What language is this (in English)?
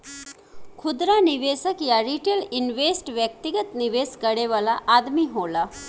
Bhojpuri